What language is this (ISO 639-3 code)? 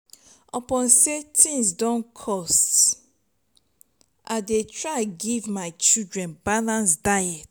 pcm